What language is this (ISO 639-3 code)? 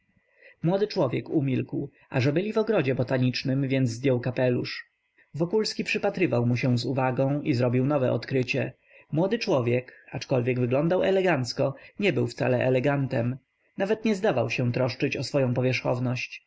pol